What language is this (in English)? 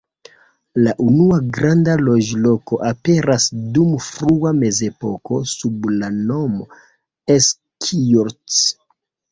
Esperanto